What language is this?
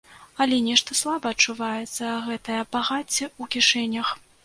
Belarusian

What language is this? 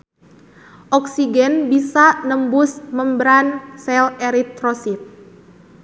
Sundanese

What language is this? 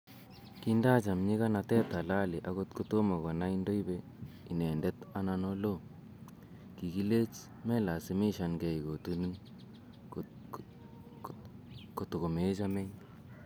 Kalenjin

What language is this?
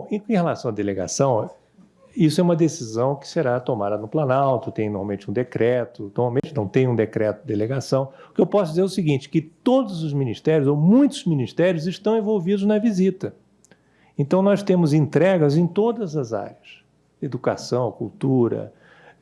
Portuguese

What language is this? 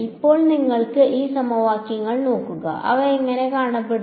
Malayalam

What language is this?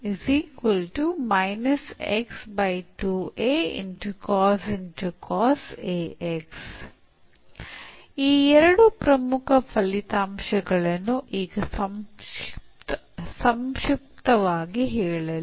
Kannada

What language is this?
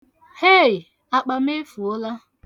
Igbo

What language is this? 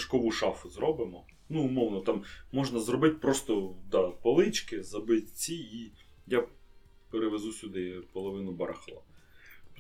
Ukrainian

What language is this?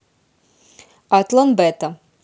Russian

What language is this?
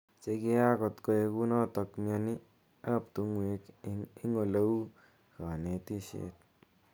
Kalenjin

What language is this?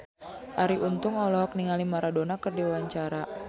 Sundanese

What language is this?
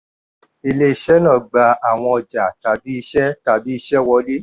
Yoruba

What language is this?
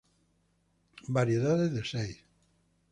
Spanish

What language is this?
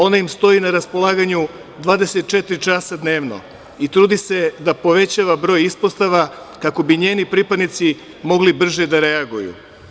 Serbian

